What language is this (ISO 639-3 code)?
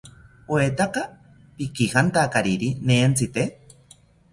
cpy